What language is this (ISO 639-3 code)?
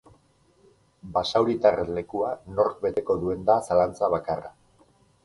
eus